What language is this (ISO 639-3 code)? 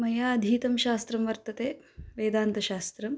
san